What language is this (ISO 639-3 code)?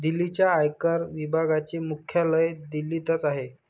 mar